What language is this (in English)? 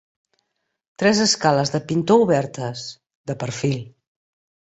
Catalan